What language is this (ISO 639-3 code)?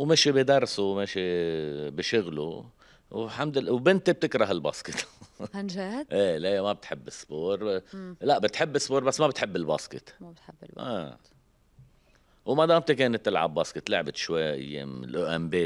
ara